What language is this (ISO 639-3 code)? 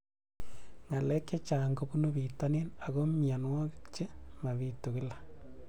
kln